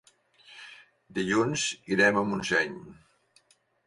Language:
Catalan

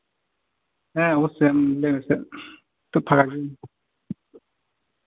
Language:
Santali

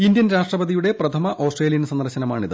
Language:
Malayalam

